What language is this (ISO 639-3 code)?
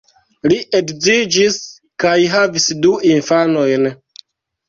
epo